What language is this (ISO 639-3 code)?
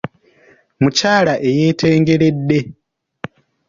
lug